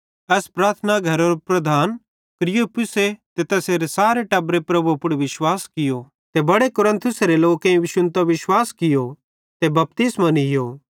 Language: Bhadrawahi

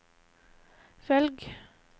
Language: Norwegian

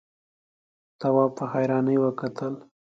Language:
Pashto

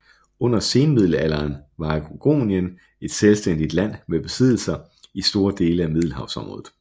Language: Danish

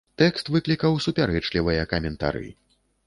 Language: Belarusian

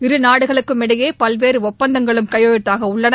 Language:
Tamil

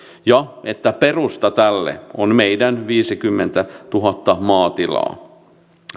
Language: Finnish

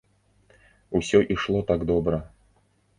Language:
Belarusian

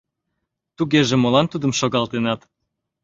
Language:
Mari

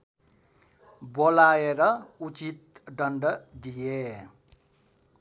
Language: Nepali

